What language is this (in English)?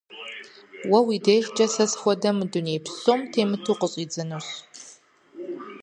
Kabardian